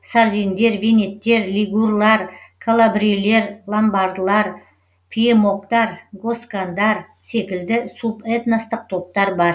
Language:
Kazakh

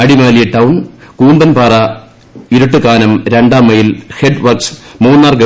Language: Malayalam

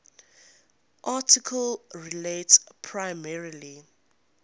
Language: English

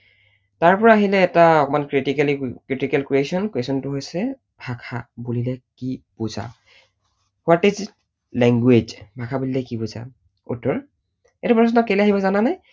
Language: Assamese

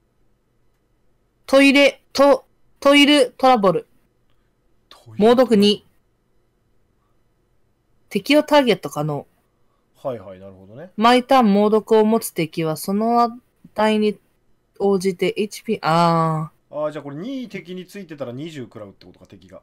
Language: Japanese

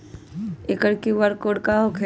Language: Magahi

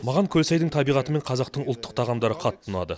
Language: Kazakh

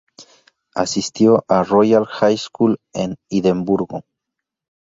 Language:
Spanish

